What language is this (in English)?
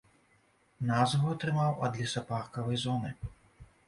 Belarusian